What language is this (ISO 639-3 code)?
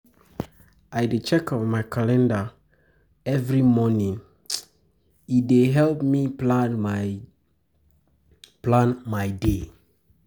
pcm